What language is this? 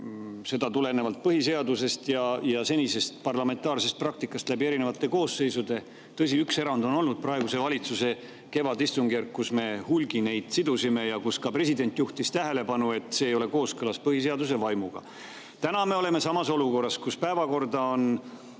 Estonian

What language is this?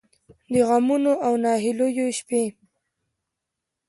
Pashto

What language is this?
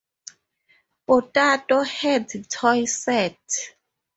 English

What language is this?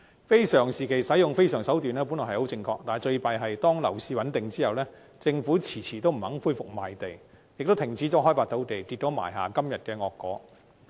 Cantonese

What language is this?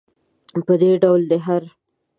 Pashto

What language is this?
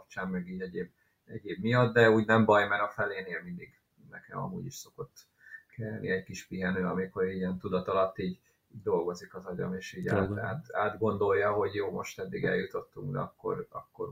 Hungarian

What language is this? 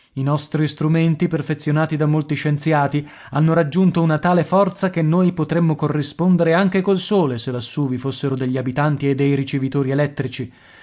Italian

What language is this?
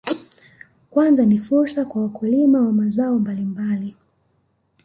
Swahili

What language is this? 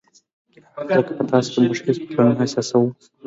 Pashto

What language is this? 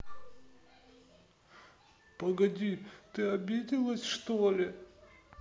Russian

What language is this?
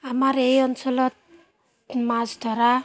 Assamese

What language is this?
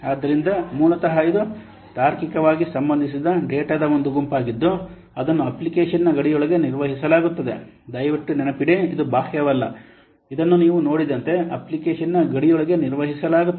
Kannada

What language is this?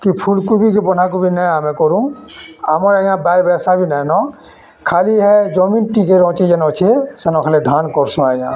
Odia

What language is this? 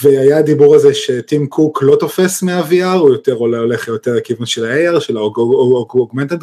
Hebrew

